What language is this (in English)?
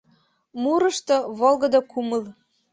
Mari